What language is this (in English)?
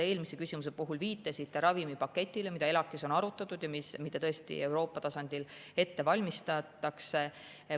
Estonian